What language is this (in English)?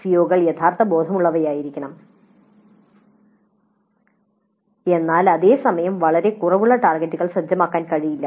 Malayalam